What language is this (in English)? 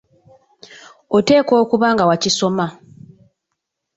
Ganda